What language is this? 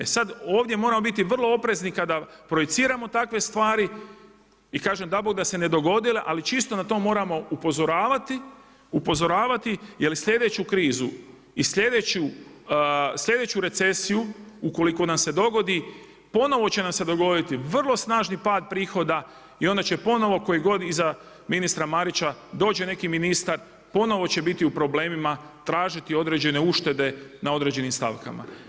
Croatian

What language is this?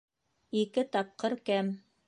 Bashkir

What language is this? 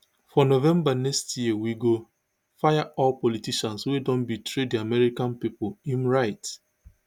Nigerian Pidgin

